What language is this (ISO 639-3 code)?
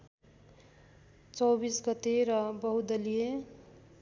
nep